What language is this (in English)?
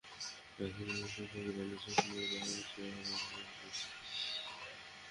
Bangla